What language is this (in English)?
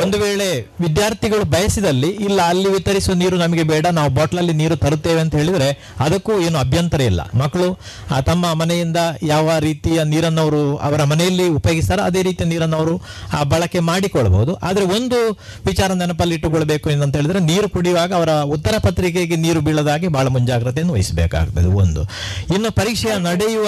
Kannada